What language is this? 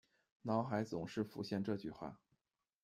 Chinese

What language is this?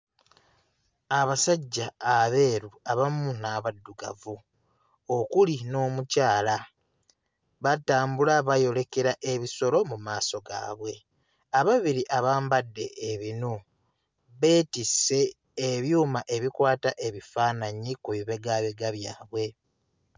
Ganda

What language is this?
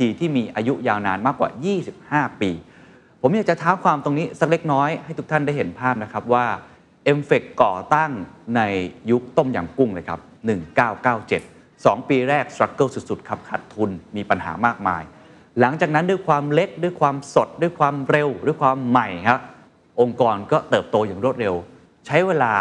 Thai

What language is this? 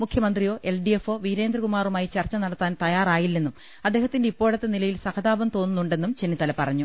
Malayalam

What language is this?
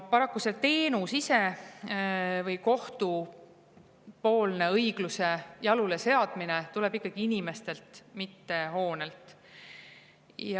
Estonian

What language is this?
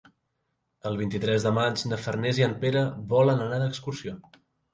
Catalan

